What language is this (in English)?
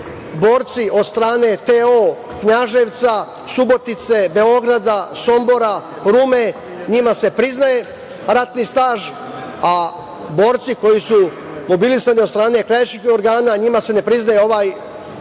Serbian